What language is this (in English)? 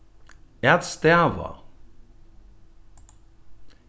Faroese